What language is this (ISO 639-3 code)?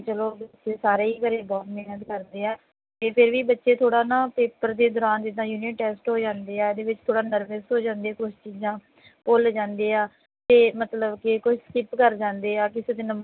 pan